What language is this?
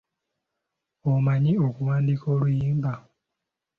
Ganda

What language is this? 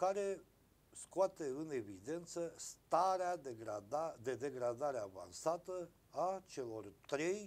Romanian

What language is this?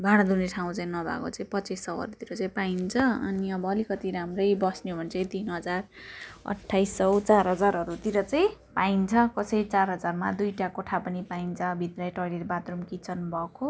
Nepali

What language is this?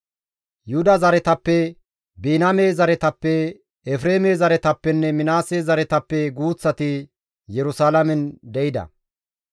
Gamo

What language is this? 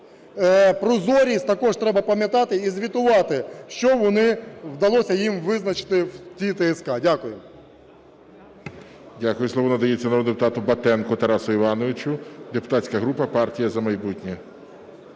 Ukrainian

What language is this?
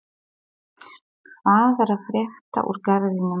Icelandic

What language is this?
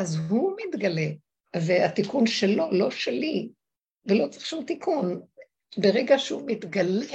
Hebrew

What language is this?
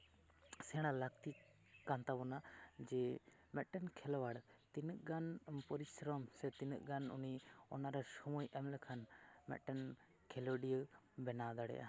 Santali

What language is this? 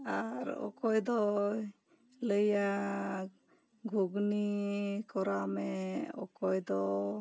Santali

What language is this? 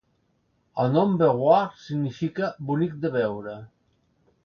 Catalan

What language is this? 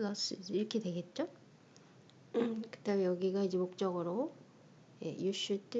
Korean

